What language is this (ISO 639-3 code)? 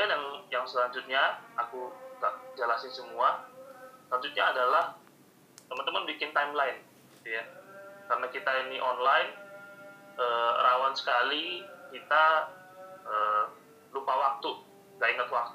ind